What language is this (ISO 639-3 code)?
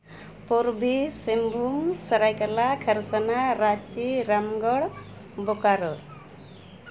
sat